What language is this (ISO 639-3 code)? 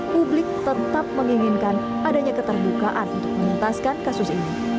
ind